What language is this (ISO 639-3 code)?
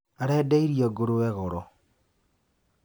kik